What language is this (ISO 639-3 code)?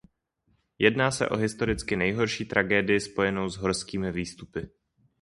ces